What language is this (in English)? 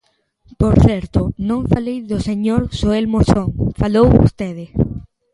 Galician